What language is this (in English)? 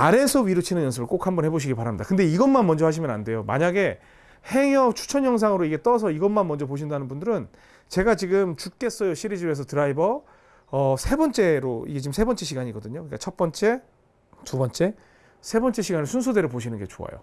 Korean